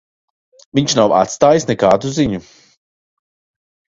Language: Latvian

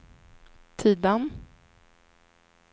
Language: Swedish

